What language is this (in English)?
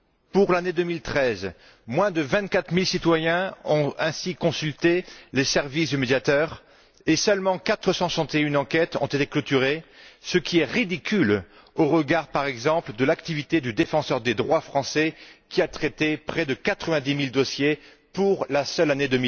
French